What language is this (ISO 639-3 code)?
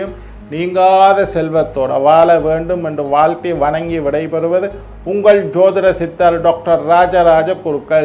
ind